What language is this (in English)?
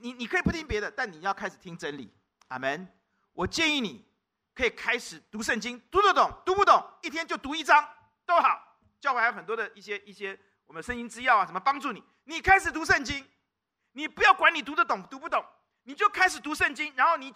Chinese